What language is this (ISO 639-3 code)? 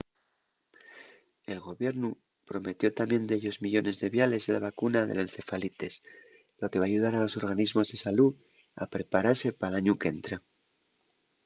ast